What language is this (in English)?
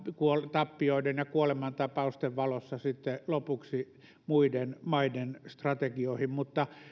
Finnish